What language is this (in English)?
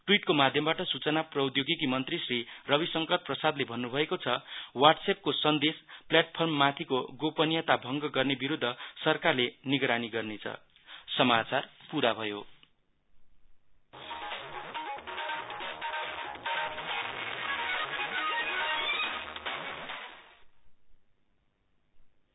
Nepali